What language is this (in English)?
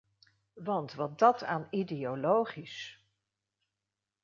Dutch